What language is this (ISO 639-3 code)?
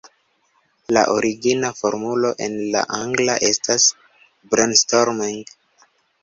epo